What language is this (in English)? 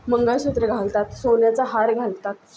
Marathi